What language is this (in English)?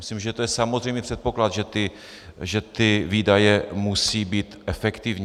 Czech